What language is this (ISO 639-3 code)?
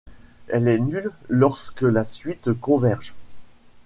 fra